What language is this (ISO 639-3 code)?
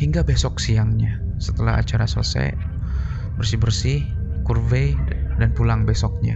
ind